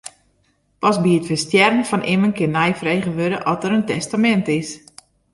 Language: Western Frisian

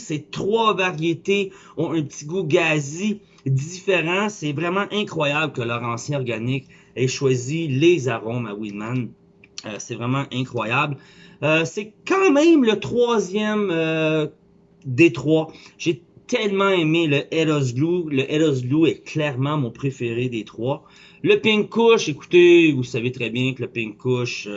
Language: French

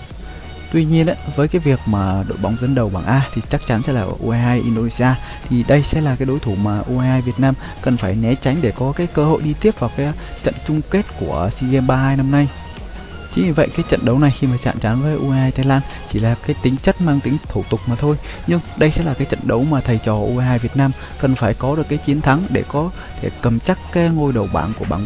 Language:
Vietnamese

